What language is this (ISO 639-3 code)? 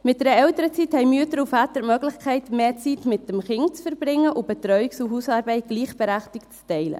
gsw